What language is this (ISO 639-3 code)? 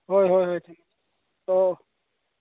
mni